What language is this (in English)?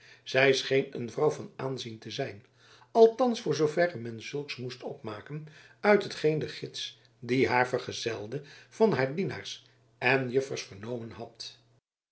Dutch